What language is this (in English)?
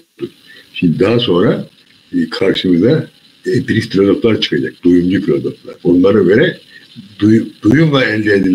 Turkish